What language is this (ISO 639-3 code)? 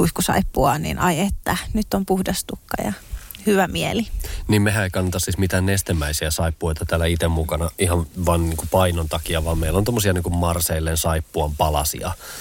fin